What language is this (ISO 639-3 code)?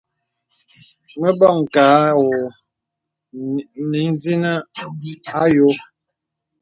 beb